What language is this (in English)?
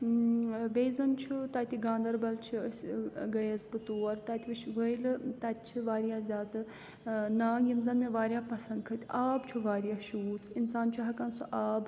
Kashmiri